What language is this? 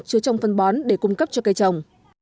Vietnamese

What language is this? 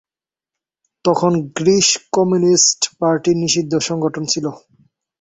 Bangla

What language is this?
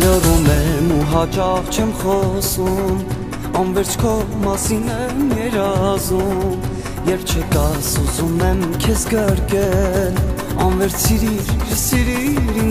Arabic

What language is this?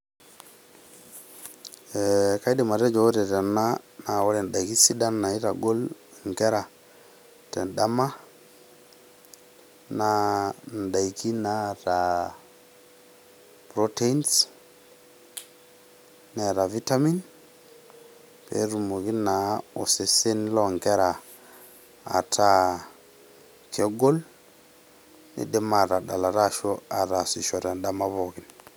Masai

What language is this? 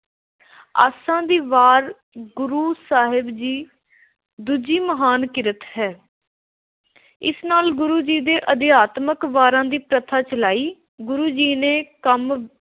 Punjabi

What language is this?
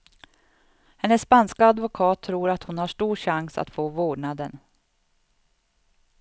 Swedish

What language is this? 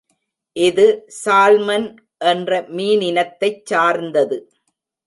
Tamil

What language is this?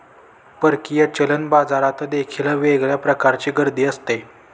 Marathi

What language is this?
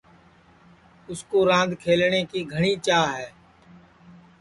Sansi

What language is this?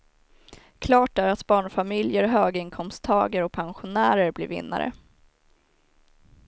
Swedish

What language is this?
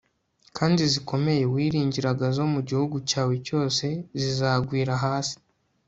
Kinyarwanda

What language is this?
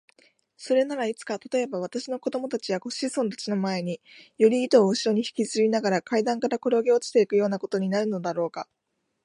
Japanese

